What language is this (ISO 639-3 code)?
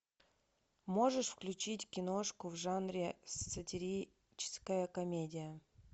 rus